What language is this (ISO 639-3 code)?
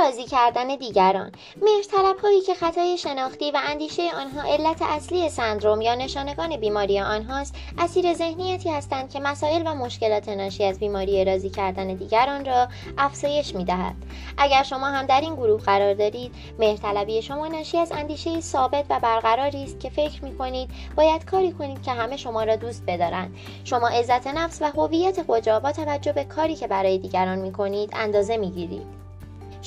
fas